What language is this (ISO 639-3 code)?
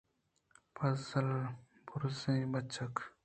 bgp